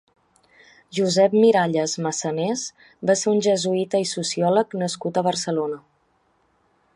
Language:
Catalan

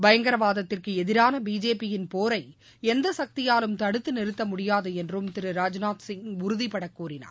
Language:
Tamil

